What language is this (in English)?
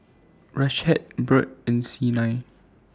English